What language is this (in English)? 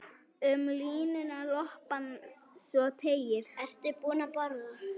Icelandic